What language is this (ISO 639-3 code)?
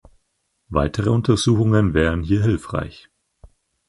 deu